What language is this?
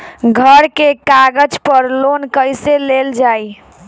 Bhojpuri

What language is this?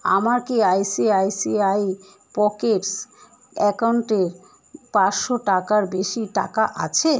Bangla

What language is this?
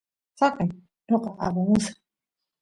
Santiago del Estero Quichua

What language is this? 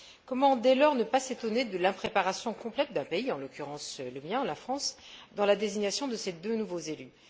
French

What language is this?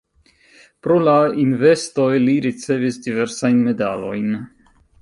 Esperanto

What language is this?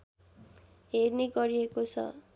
Nepali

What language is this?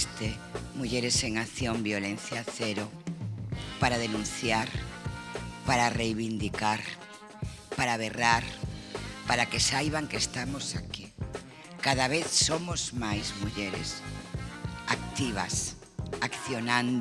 Spanish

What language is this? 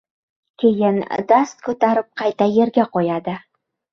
Uzbek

